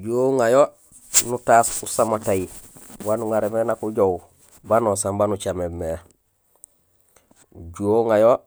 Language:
Gusilay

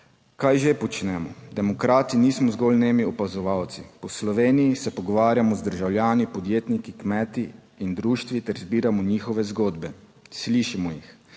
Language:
Slovenian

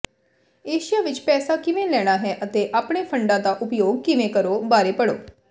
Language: Punjabi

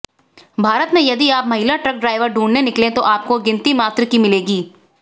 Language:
Hindi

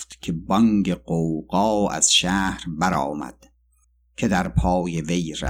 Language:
Persian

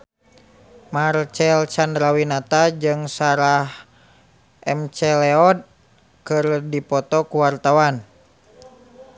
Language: Sundanese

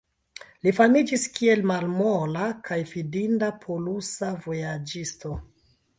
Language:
Esperanto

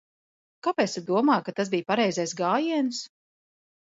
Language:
Latvian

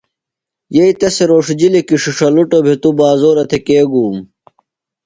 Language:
Phalura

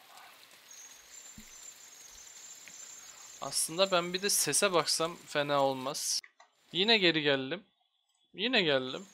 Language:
Turkish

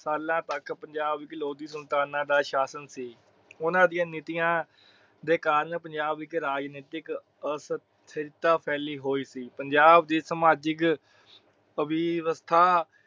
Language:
Punjabi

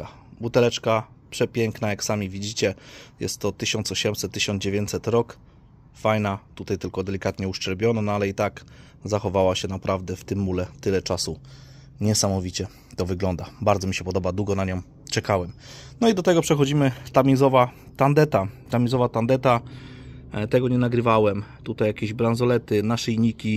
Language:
Polish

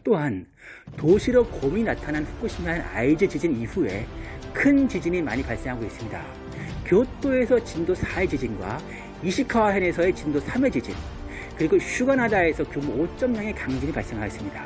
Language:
Korean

